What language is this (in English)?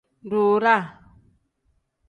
Tem